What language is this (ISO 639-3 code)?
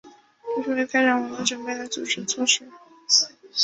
zho